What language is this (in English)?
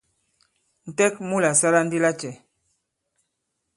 Bankon